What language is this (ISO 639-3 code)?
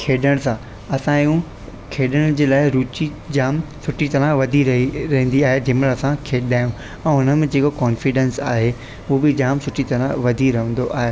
snd